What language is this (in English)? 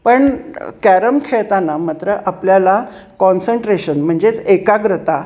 Marathi